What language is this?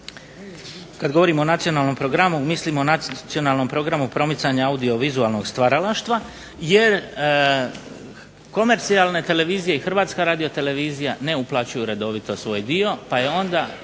Croatian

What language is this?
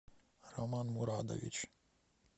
Russian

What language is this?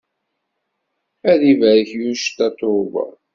Kabyle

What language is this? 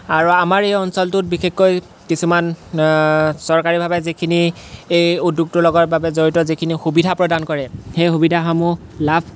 Assamese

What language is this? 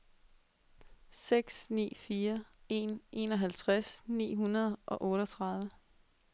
Danish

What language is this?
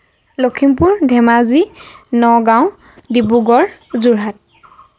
Assamese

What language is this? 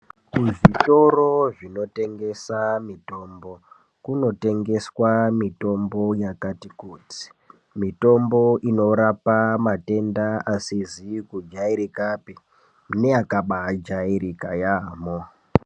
Ndau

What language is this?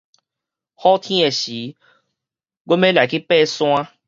Min Nan Chinese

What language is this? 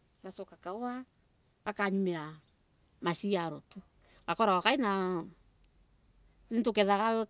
Embu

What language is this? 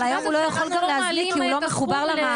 Hebrew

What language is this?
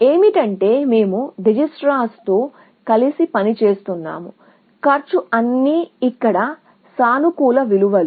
Telugu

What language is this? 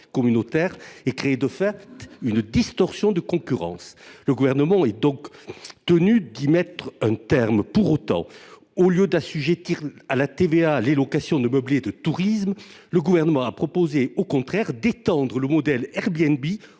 French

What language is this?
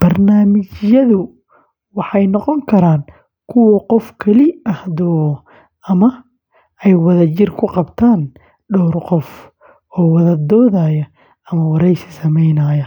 Somali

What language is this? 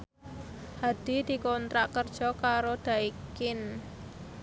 Javanese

